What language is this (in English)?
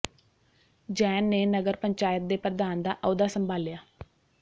Punjabi